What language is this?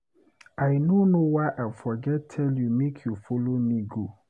Nigerian Pidgin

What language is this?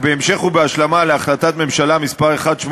Hebrew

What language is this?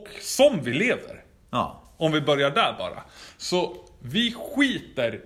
Swedish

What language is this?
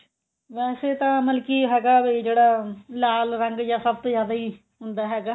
Punjabi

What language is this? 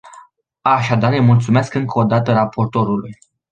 Romanian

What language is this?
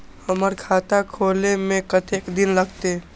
Maithili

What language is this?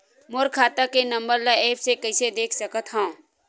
Chhattisgarhi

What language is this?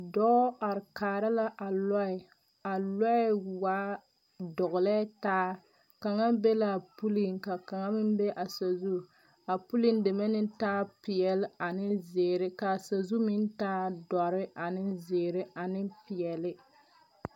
Southern Dagaare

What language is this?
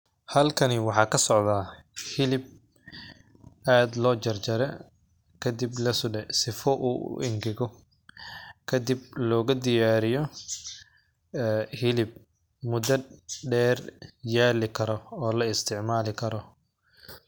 Somali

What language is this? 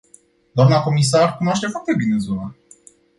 Romanian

